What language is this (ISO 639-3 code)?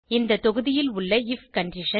tam